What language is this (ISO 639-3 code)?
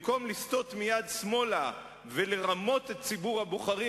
heb